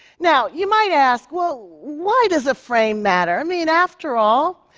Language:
English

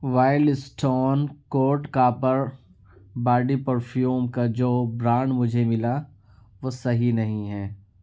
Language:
Urdu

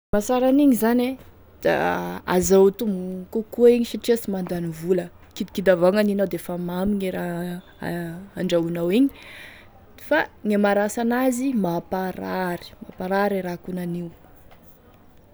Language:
Tesaka Malagasy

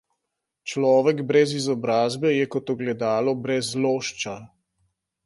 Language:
Slovenian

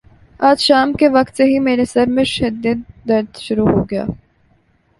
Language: Urdu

